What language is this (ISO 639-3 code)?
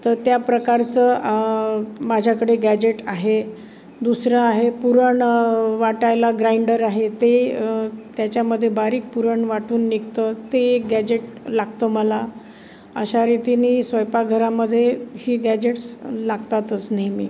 mar